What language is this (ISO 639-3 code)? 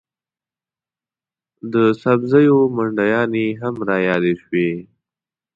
pus